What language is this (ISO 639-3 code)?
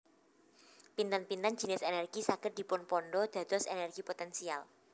jav